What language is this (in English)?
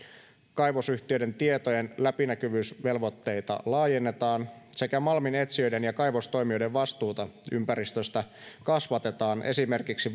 Finnish